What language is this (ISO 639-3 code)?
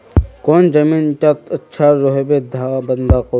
mag